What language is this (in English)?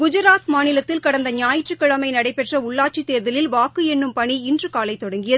Tamil